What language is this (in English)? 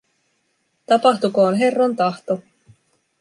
Finnish